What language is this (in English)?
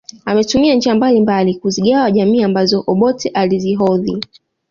Swahili